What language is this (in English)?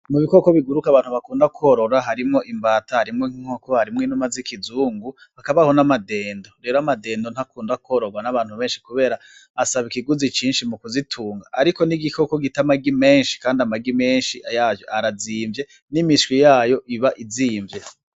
Rundi